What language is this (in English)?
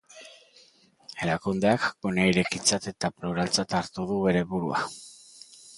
Basque